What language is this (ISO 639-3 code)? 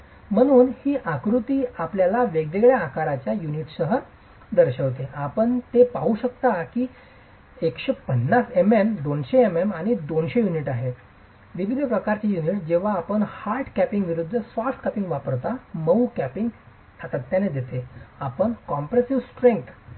mar